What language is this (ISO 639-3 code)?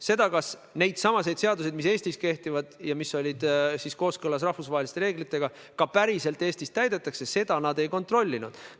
est